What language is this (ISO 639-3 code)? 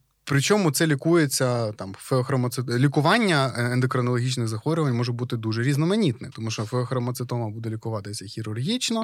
ukr